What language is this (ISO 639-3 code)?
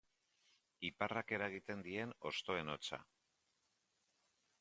eus